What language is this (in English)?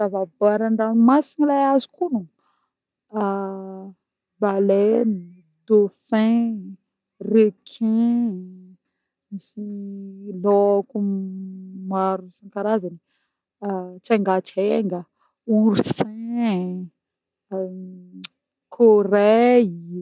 Northern Betsimisaraka Malagasy